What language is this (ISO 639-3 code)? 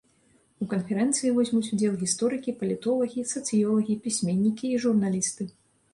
bel